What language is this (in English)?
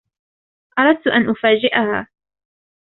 Arabic